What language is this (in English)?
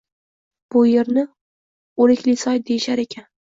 Uzbek